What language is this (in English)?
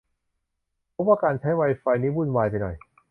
Thai